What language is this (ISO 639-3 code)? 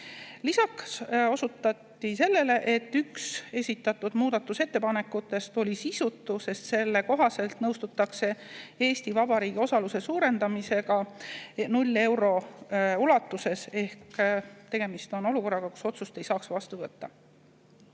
est